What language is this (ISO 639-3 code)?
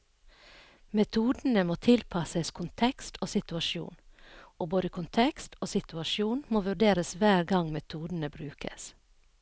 nor